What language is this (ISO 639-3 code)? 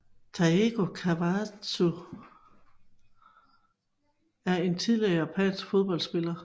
dan